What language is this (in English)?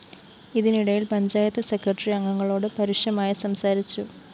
Malayalam